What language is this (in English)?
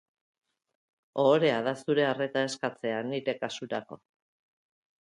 Basque